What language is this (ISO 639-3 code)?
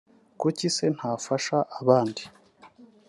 kin